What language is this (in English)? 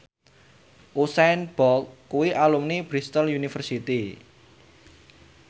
Javanese